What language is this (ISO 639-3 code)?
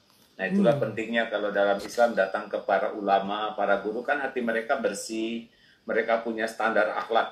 ind